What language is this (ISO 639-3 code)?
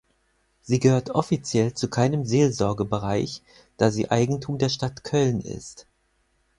deu